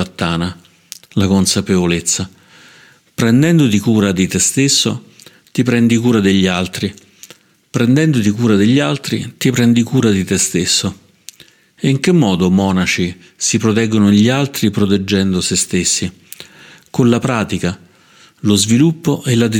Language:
Italian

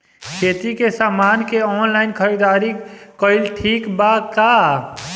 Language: Bhojpuri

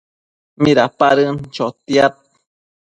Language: Matsés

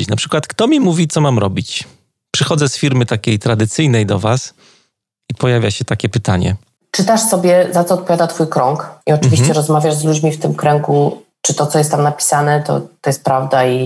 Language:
Polish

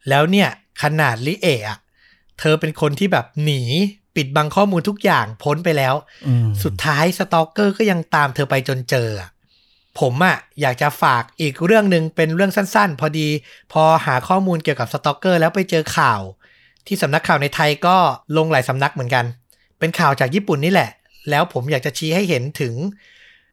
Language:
Thai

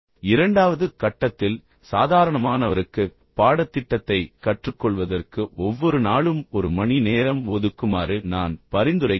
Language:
Tamil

